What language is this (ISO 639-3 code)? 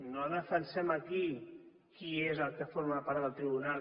cat